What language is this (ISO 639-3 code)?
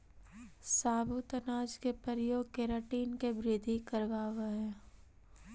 mag